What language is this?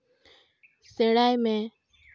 Santali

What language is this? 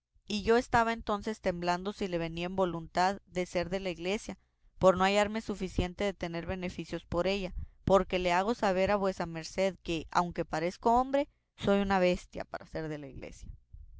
Spanish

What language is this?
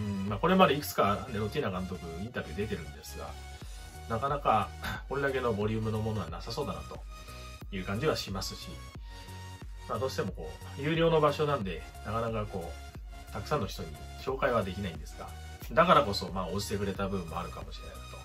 Japanese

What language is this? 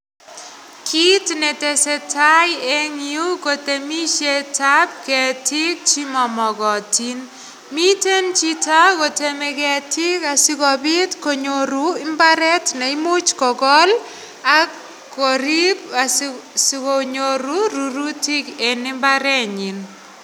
Kalenjin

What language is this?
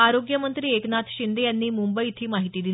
Marathi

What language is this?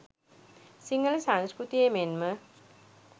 Sinhala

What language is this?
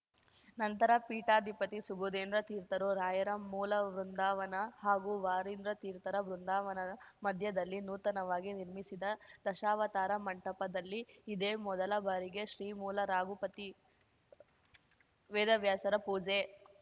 Kannada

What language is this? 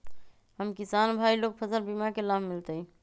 Magahi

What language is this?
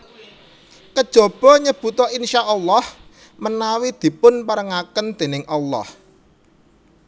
Javanese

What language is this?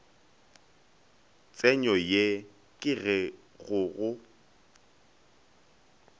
Northern Sotho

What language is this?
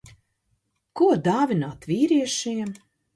Latvian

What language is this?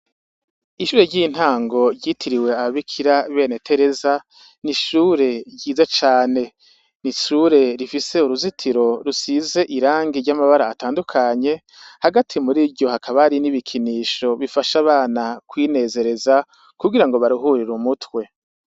Rundi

